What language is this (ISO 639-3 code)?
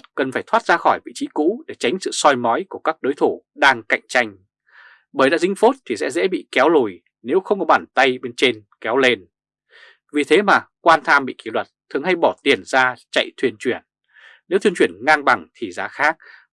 vie